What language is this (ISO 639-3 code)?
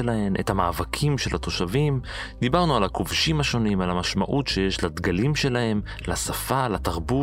heb